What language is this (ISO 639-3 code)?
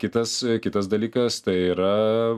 lit